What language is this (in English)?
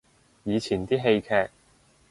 Cantonese